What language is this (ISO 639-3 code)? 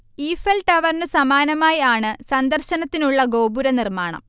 mal